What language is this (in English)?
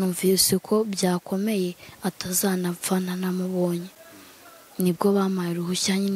Romanian